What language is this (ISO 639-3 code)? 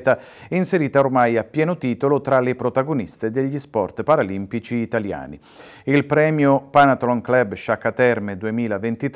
ita